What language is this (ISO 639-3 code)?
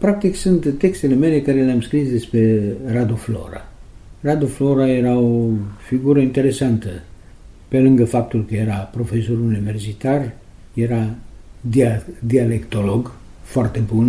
ron